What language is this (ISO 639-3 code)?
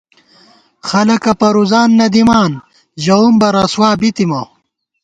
gwt